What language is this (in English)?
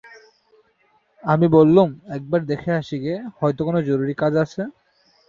Bangla